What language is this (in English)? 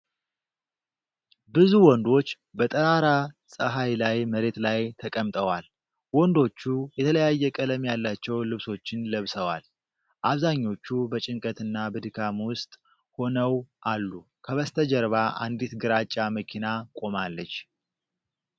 Amharic